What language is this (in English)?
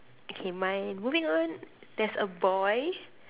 English